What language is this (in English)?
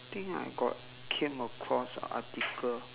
English